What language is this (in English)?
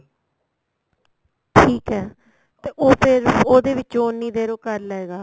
Punjabi